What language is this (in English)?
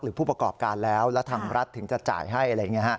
Thai